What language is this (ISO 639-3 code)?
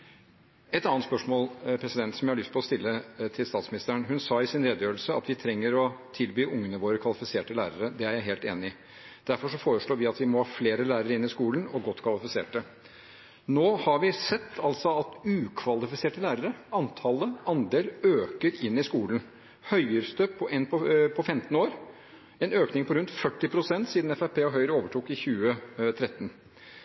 nob